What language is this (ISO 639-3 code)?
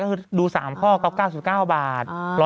tha